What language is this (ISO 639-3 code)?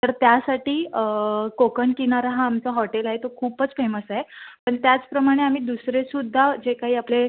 mar